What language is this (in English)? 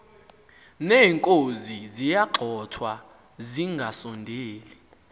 Xhosa